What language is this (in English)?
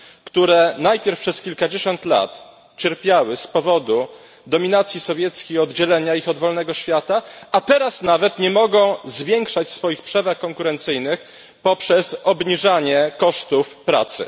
Polish